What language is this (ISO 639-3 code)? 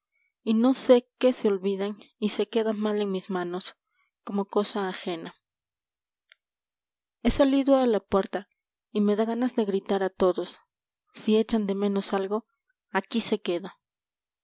spa